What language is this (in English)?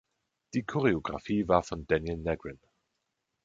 German